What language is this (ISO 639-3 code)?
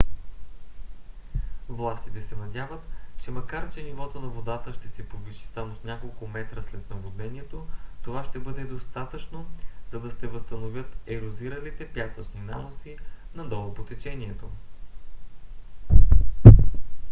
bul